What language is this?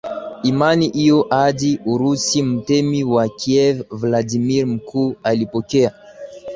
Swahili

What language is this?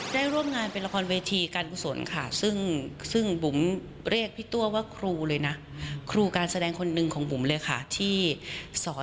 Thai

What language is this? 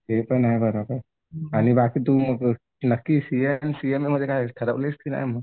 Marathi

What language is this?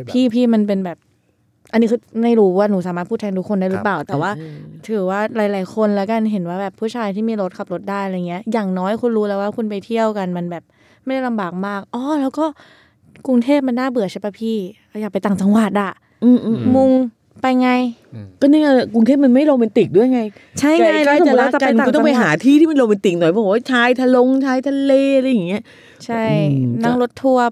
Thai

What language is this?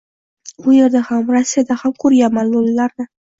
Uzbek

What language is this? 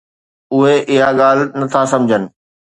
Sindhi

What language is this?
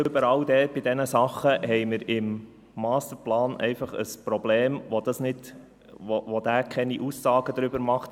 Swiss German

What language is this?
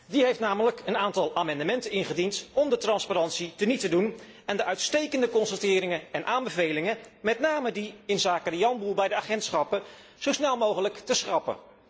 Dutch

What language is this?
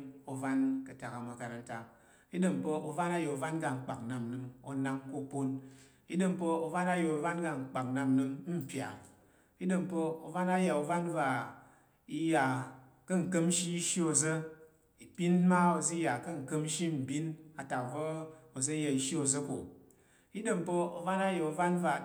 Tarok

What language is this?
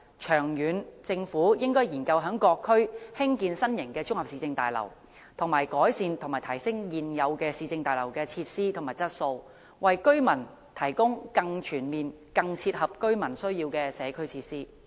Cantonese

